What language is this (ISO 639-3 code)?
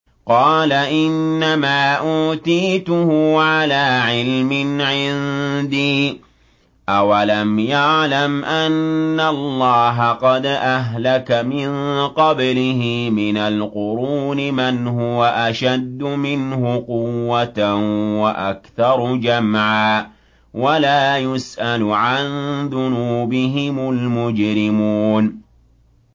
ara